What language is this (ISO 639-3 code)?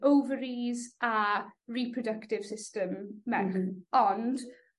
cym